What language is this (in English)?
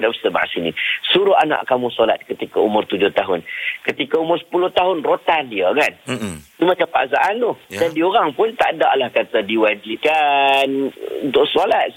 Malay